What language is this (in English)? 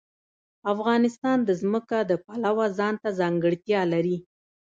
Pashto